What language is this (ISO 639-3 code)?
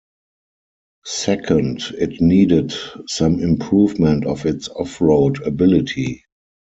eng